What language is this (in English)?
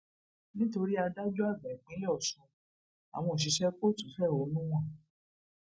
Yoruba